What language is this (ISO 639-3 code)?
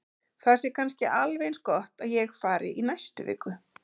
isl